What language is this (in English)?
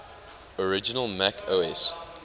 English